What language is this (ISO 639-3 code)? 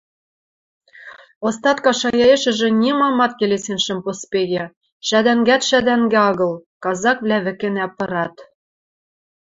mrj